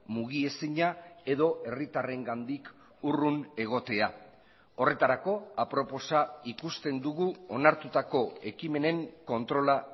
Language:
Basque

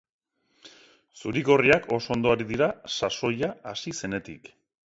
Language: Basque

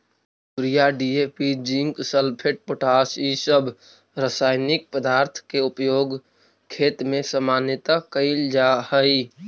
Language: Magahi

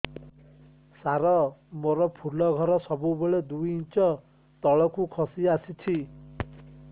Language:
Odia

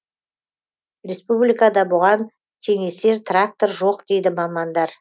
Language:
Kazakh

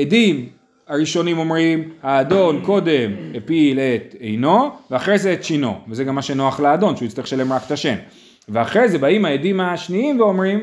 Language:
Hebrew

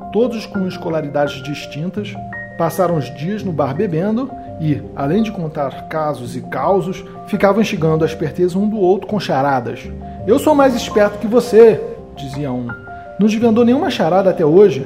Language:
Portuguese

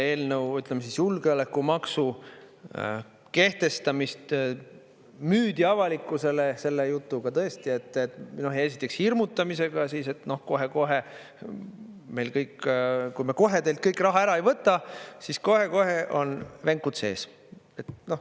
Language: Estonian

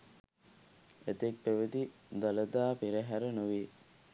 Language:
Sinhala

